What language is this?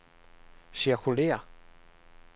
Danish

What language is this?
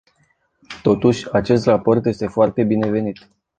Romanian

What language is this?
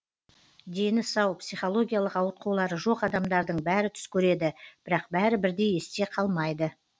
Kazakh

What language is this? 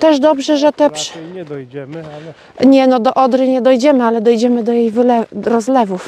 Polish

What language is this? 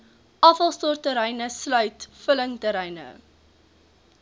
Afrikaans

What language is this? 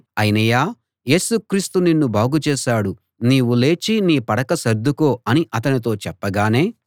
Telugu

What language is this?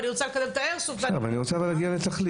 Hebrew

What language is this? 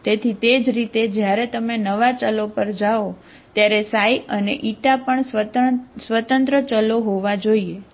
Gujarati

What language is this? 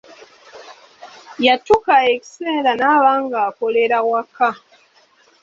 Ganda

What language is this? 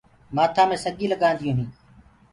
Gurgula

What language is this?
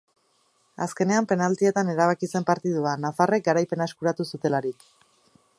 Basque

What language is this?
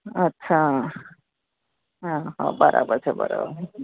Gujarati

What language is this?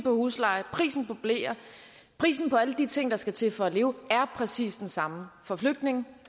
Danish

